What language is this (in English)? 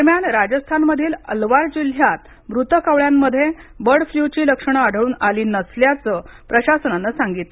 Marathi